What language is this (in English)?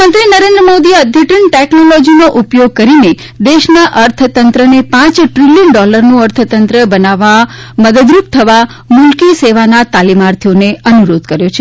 Gujarati